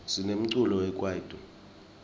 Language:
Swati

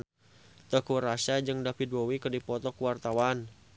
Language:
Sundanese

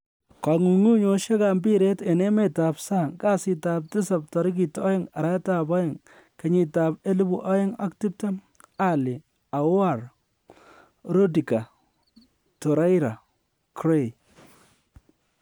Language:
Kalenjin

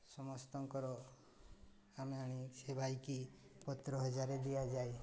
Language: Odia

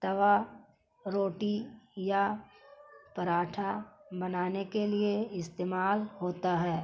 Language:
Urdu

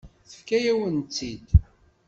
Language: Kabyle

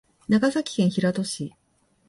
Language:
Japanese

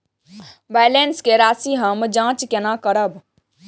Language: Maithili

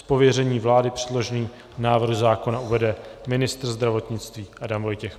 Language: Czech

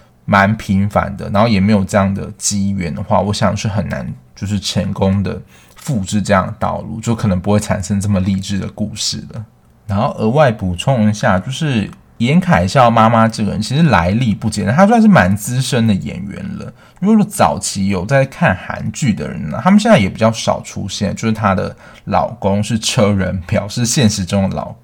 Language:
Chinese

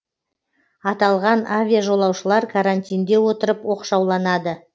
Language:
Kazakh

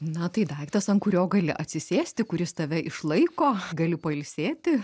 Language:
Lithuanian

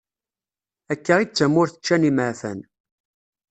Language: Kabyle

